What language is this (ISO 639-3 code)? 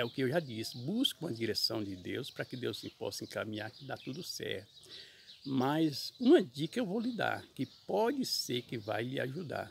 por